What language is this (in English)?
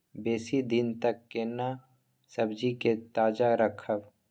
Maithili